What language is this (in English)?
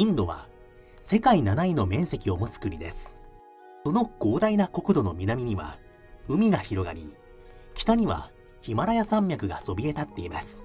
Japanese